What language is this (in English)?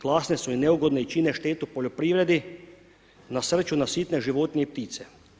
Croatian